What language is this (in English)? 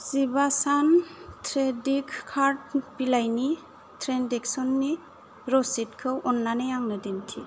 Bodo